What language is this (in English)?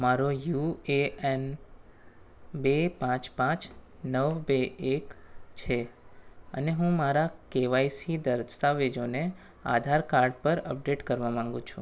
Gujarati